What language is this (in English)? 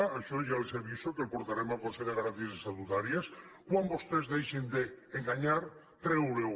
Catalan